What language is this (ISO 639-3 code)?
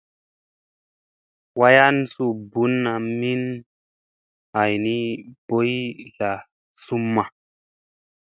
mse